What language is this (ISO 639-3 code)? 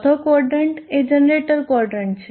guj